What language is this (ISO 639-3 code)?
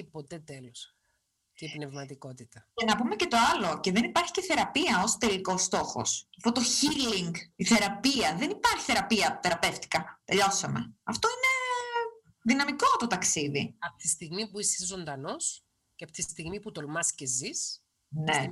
ell